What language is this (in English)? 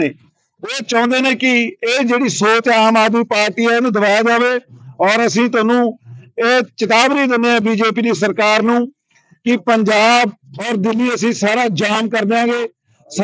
Punjabi